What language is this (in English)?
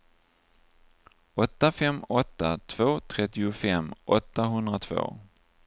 Swedish